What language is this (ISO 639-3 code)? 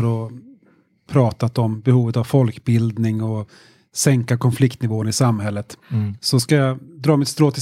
swe